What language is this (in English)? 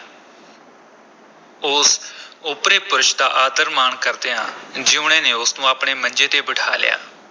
Punjabi